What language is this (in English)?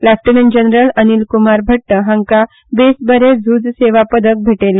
Konkani